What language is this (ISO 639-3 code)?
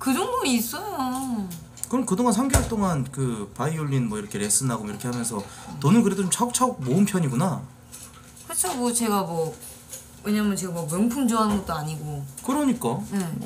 kor